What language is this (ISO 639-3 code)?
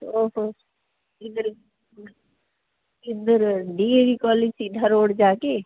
pan